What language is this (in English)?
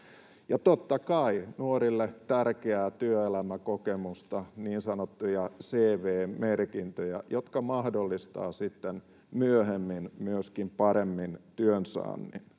Finnish